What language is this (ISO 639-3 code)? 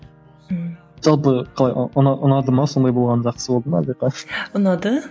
kaz